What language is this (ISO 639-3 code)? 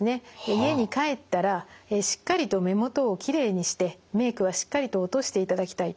jpn